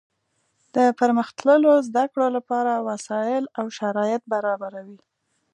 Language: Pashto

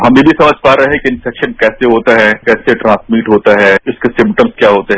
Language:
Hindi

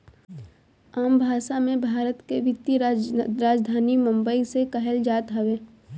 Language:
Bhojpuri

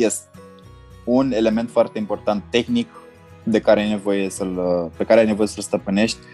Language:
Romanian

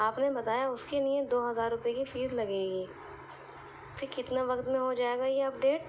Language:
Urdu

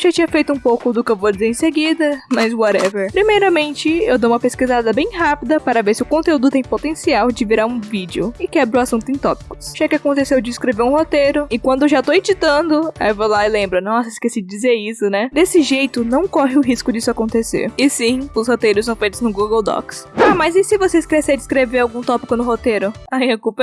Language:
Portuguese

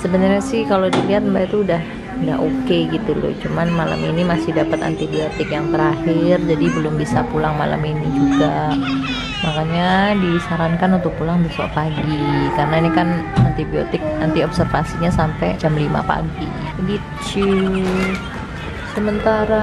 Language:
Indonesian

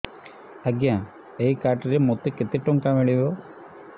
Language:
Odia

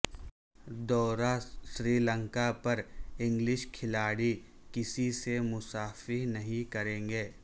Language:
Urdu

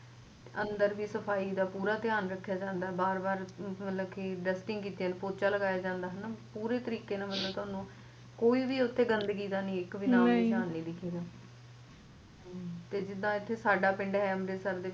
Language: Punjabi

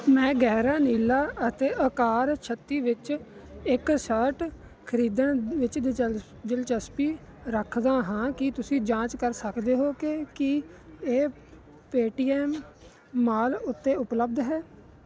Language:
Punjabi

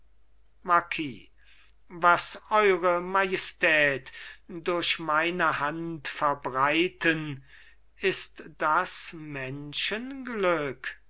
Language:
German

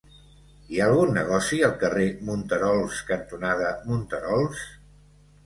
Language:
Catalan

